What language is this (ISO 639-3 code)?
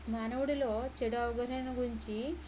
tel